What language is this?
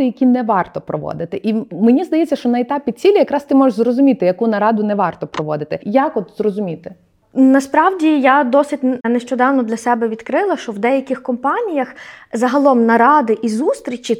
Ukrainian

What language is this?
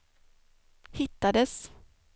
Swedish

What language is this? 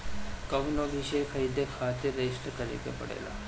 Bhojpuri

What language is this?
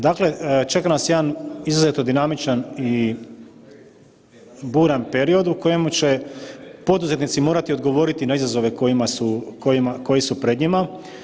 Croatian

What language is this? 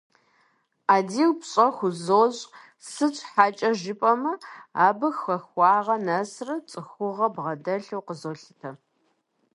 Kabardian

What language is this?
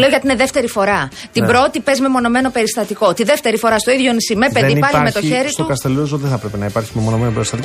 Greek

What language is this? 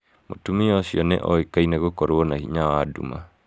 Kikuyu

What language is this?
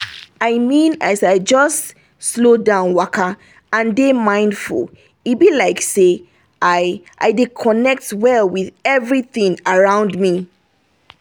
Nigerian Pidgin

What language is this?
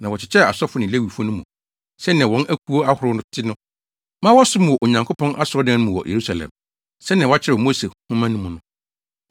Akan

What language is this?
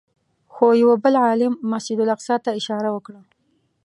Pashto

